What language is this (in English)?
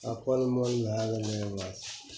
Maithili